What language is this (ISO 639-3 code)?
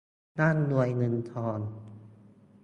tha